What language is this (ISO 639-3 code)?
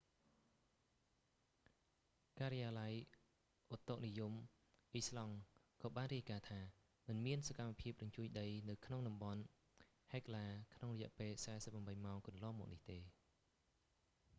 khm